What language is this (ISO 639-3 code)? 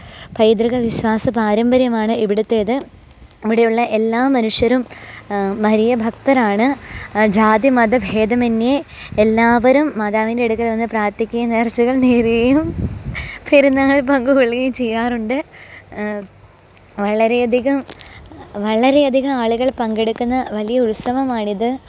mal